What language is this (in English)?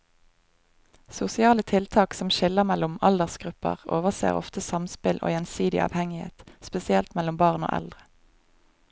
Norwegian